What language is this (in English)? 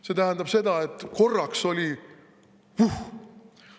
Estonian